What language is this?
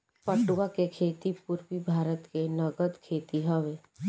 Bhojpuri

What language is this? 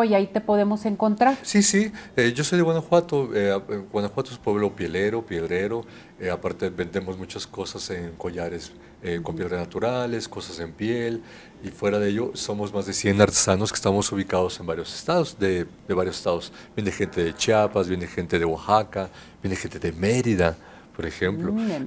Spanish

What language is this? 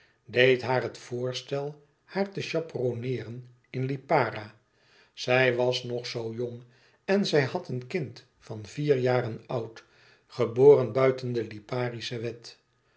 Dutch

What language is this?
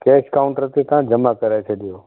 Sindhi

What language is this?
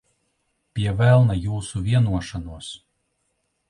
Latvian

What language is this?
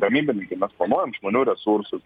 Lithuanian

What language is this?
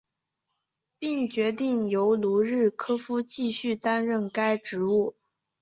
Chinese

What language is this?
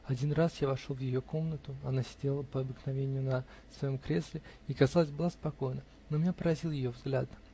Russian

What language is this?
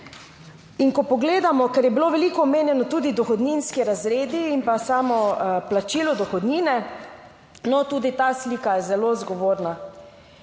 Slovenian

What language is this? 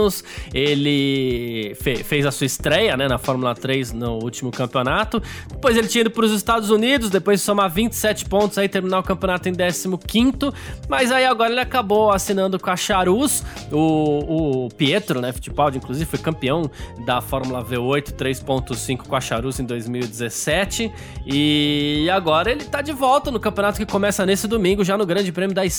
Portuguese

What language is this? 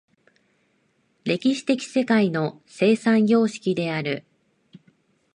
Japanese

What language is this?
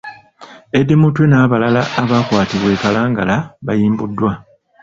Ganda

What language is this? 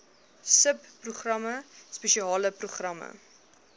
Afrikaans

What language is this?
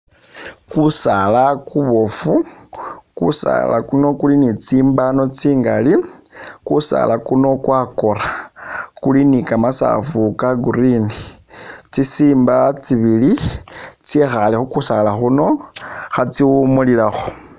Masaaba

